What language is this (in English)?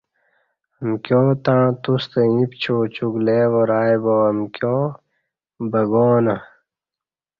Kati